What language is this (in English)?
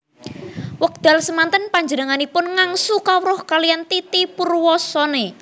Javanese